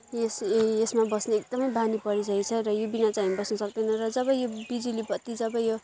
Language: Nepali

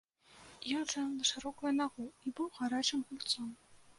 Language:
Belarusian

